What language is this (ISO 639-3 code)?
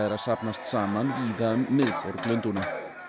isl